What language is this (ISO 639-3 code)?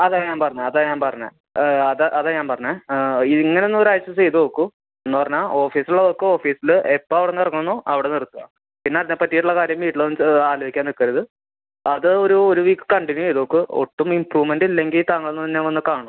mal